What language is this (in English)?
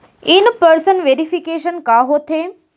Chhattisgarhi